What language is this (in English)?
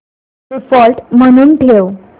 Marathi